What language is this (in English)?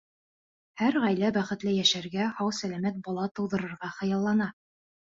Bashkir